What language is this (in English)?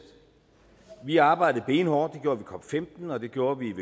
Danish